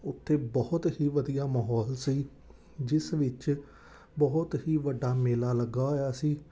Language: Punjabi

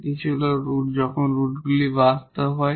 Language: Bangla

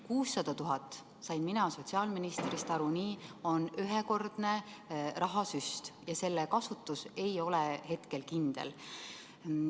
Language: Estonian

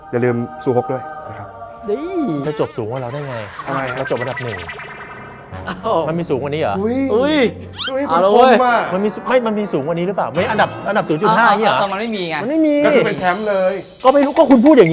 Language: Thai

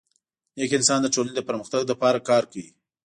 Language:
Pashto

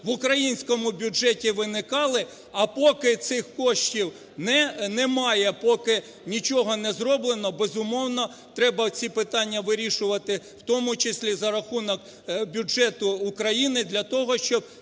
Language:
Ukrainian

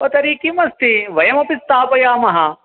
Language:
Sanskrit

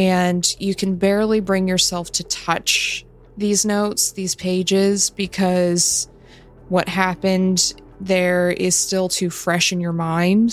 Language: English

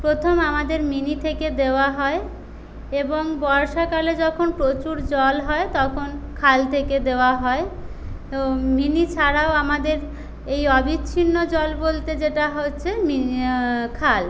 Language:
Bangla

